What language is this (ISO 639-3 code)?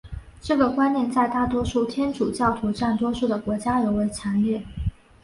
zho